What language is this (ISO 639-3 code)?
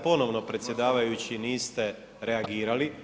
hrv